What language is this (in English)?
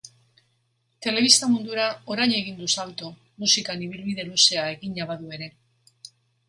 Basque